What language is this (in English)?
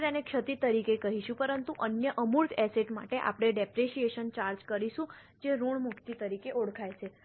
Gujarati